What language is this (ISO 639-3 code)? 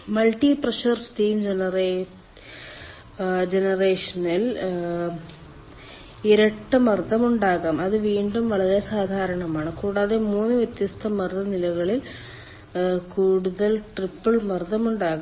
mal